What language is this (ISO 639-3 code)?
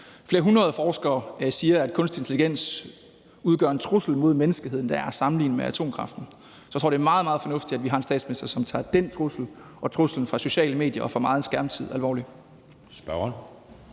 dan